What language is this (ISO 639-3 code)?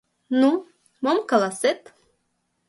chm